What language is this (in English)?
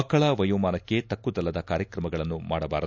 Kannada